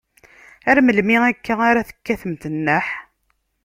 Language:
Kabyle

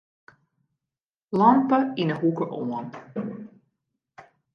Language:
Western Frisian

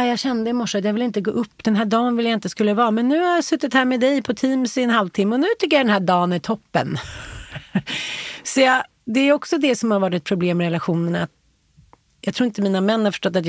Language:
Swedish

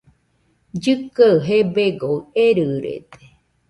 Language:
Nüpode Huitoto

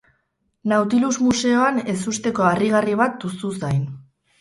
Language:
Basque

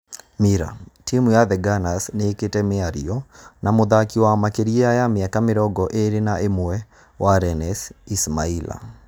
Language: Kikuyu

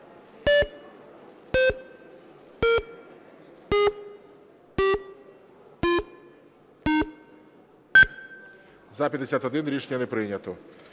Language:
Ukrainian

